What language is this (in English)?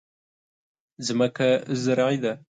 Pashto